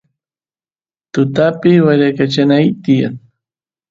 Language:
Santiago del Estero Quichua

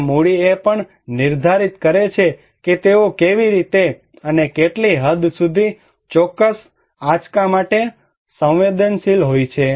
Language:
Gujarati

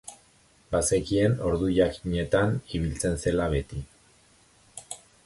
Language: Basque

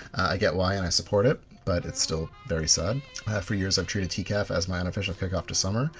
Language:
English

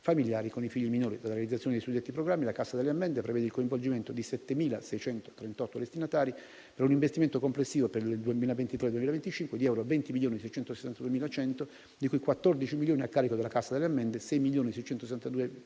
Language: Italian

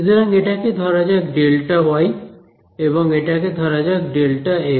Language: Bangla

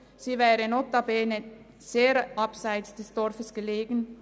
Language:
Swiss German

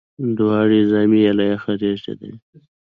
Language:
Pashto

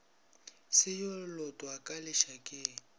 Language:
Northern Sotho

